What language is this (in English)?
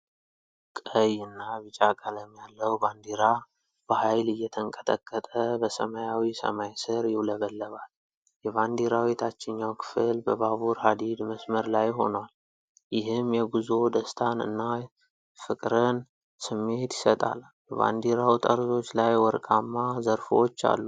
Amharic